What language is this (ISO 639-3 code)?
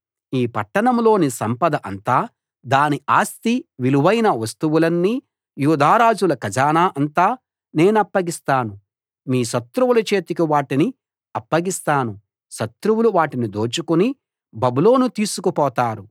tel